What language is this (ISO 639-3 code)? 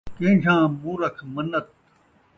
skr